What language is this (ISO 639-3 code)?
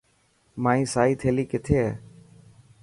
mki